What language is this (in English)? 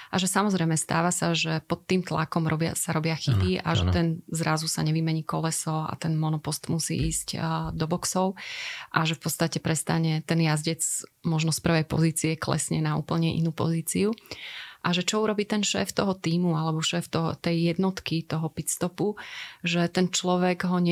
Slovak